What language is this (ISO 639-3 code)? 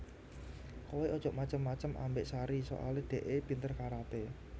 jav